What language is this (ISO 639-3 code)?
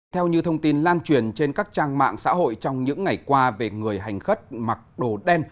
vie